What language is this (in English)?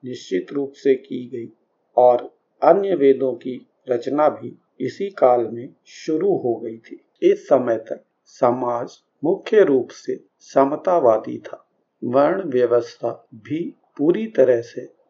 Hindi